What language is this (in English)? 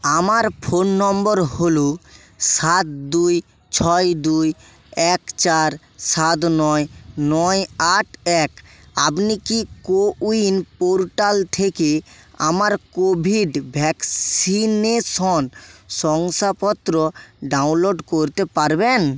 Bangla